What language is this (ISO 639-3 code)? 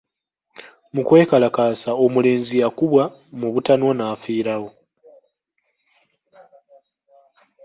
lug